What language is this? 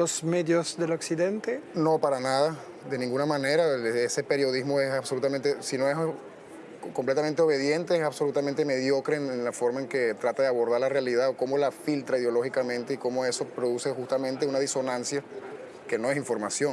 Spanish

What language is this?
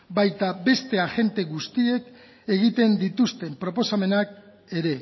Basque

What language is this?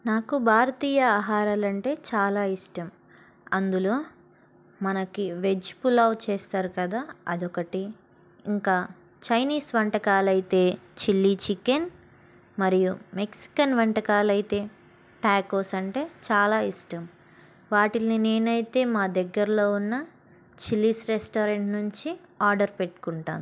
Telugu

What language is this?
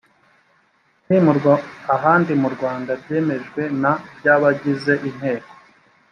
Kinyarwanda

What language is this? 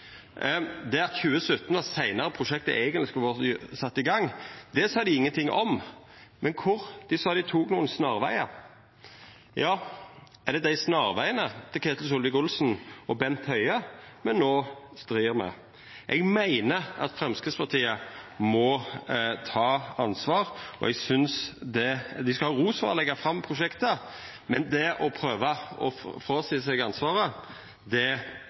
Norwegian Nynorsk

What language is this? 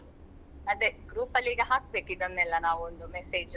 Kannada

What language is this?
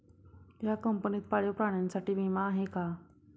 Marathi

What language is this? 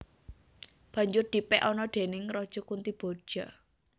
Javanese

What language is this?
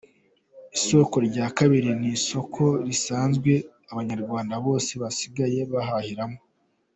Kinyarwanda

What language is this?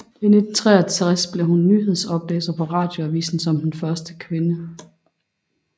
Danish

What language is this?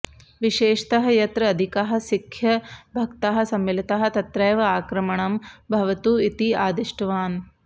Sanskrit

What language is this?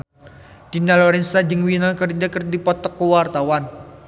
Sundanese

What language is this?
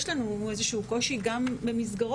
Hebrew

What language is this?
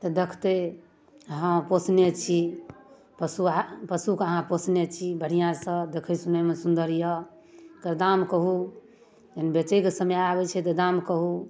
Maithili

